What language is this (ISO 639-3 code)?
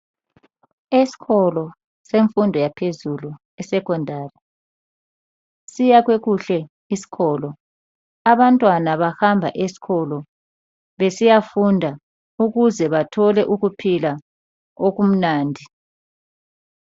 nde